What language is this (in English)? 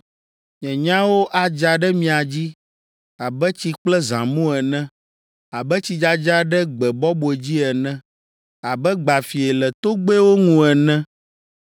Ewe